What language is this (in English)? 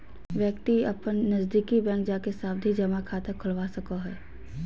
Magahi